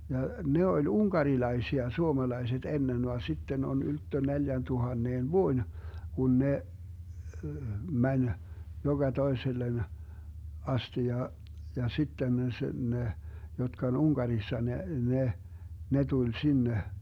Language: Finnish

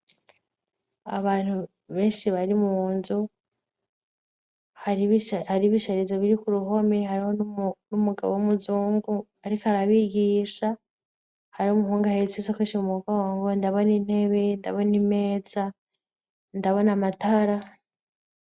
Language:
Rundi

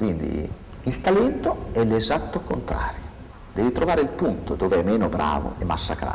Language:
Italian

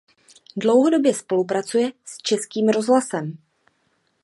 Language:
Czech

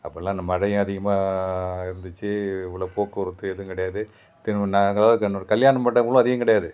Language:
Tamil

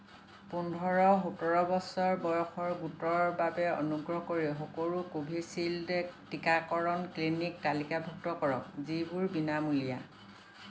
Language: Assamese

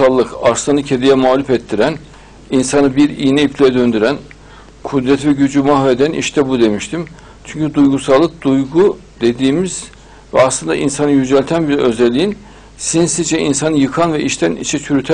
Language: Turkish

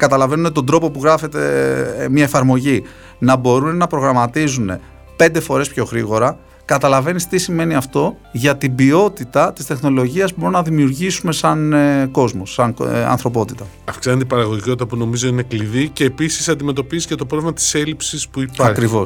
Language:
Greek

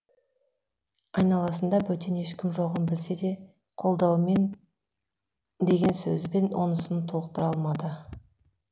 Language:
Kazakh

